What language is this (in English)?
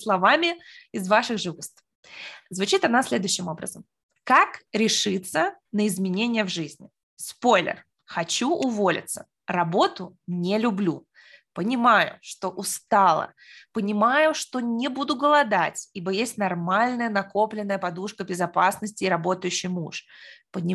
Russian